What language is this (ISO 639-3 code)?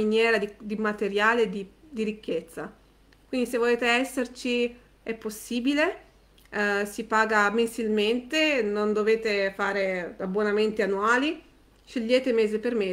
ita